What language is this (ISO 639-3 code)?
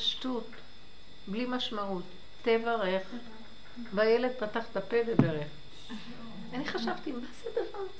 heb